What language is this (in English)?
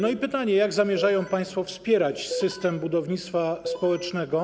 Polish